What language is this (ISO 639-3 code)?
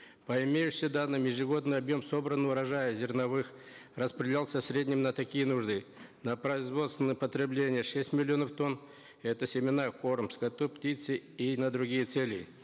kaz